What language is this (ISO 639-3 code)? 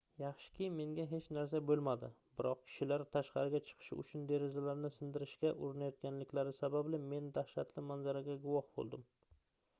uzb